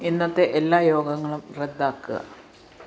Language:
Malayalam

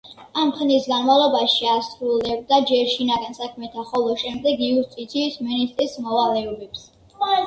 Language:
Georgian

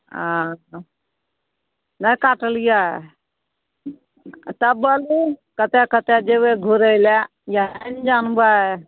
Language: Maithili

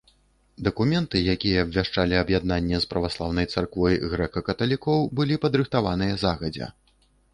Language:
Belarusian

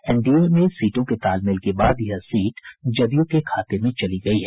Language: Hindi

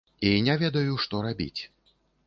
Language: Belarusian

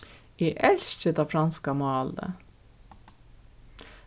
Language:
Faroese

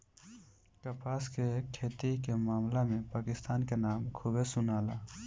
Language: Bhojpuri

